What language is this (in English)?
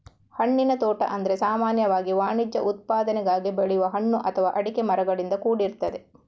Kannada